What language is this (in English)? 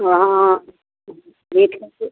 Maithili